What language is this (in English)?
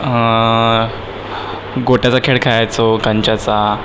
Marathi